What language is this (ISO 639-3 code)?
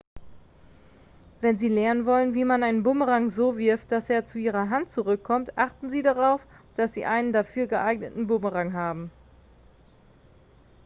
deu